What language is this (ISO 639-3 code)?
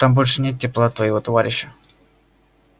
rus